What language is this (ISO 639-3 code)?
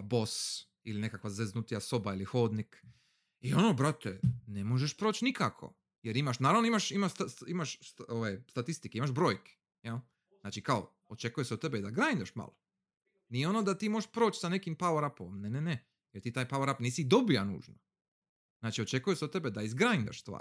hrv